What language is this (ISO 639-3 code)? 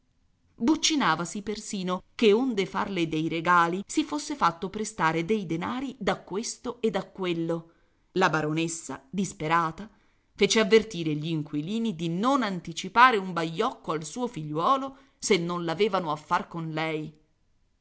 ita